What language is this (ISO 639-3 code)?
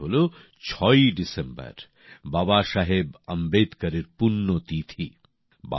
ben